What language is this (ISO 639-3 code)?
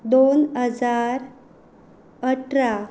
kok